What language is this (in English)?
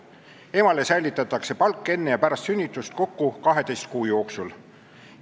Estonian